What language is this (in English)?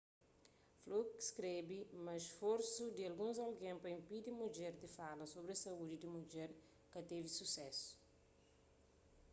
Kabuverdianu